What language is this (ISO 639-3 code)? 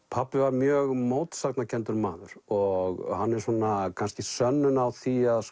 isl